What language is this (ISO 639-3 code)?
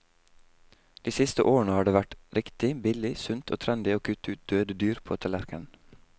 nor